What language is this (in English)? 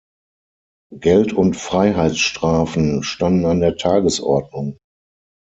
German